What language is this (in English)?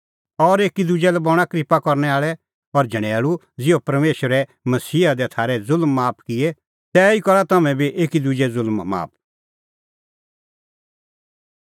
Kullu Pahari